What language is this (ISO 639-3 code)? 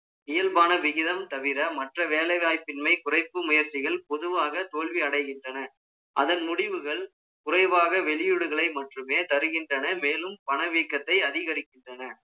tam